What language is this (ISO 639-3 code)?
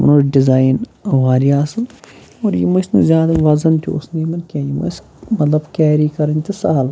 kas